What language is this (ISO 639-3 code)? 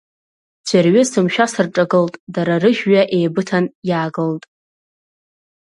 abk